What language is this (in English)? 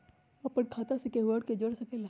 Magahi